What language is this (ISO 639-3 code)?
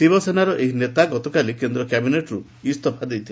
ori